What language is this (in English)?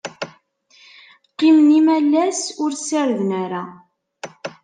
Kabyle